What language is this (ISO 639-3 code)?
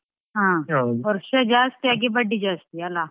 kan